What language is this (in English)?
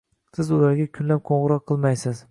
Uzbek